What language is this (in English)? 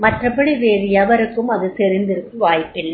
Tamil